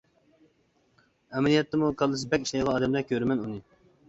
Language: Uyghur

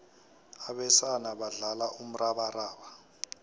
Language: South Ndebele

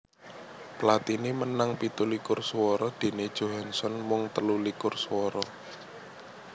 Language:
Javanese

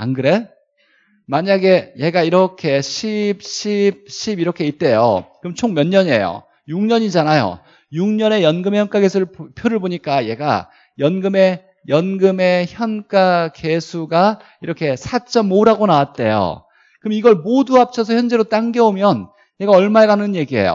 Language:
Korean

